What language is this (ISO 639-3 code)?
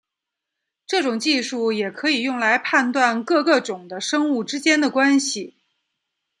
zho